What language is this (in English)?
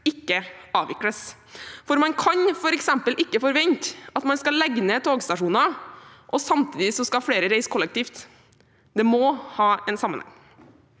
Norwegian